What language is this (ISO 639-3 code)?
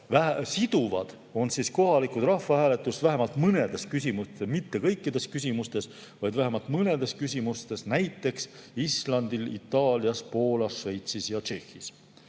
est